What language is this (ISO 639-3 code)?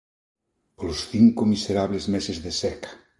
glg